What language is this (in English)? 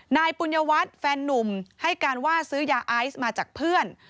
Thai